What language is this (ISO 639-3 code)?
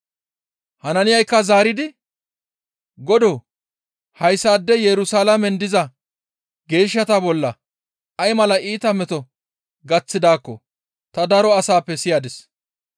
gmv